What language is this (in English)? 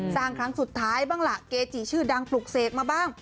Thai